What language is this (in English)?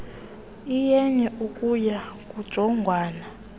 Xhosa